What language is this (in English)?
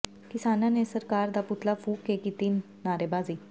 Punjabi